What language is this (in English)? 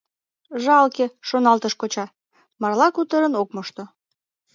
Mari